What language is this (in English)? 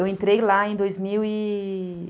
Portuguese